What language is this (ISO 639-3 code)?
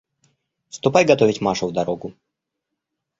rus